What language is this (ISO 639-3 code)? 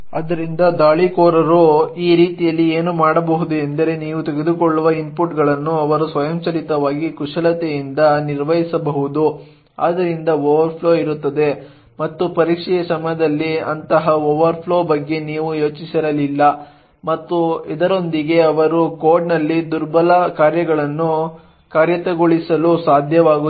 kan